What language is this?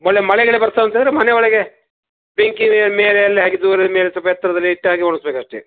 Kannada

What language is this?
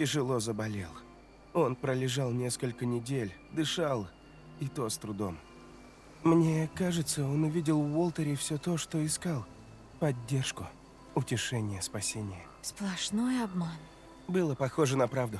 Russian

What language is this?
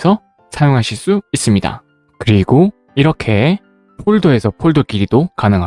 Korean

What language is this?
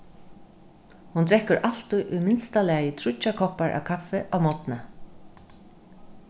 Faroese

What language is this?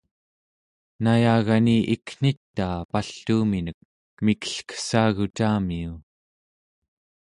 Central Yupik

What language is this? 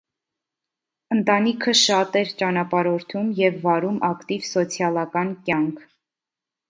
Armenian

